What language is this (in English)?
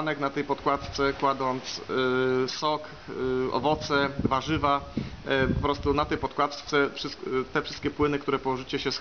Polish